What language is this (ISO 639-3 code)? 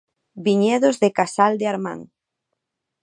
glg